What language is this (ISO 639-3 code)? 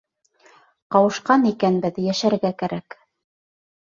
bak